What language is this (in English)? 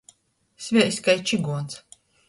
Latgalian